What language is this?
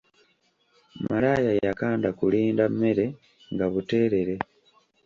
Ganda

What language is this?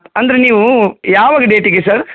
Kannada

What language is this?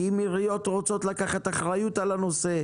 Hebrew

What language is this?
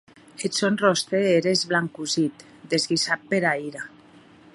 Occitan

